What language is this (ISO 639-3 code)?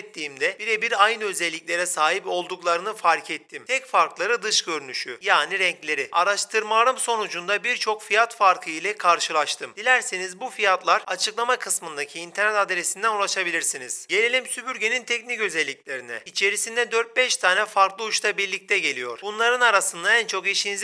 tur